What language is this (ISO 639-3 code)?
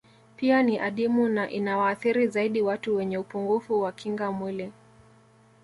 swa